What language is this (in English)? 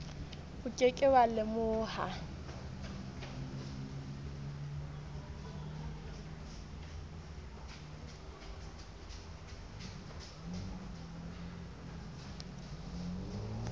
Southern Sotho